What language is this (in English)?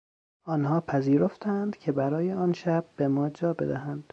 Persian